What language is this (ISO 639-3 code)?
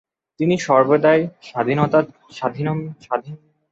ben